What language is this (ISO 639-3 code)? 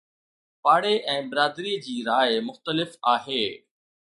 snd